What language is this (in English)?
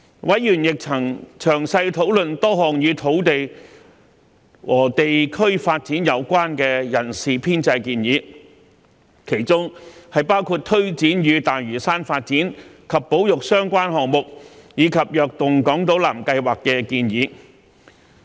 Cantonese